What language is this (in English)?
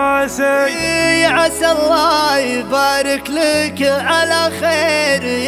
Arabic